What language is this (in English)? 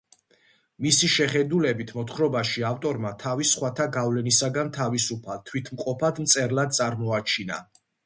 Georgian